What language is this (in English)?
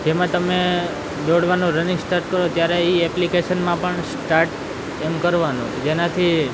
Gujarati